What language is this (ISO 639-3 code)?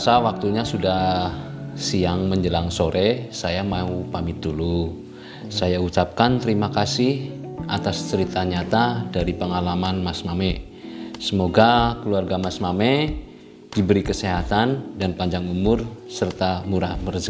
ind